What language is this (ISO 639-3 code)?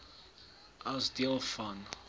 afr